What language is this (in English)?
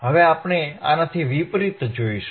Gujarati